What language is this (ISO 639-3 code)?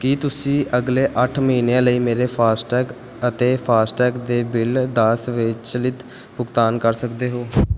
pan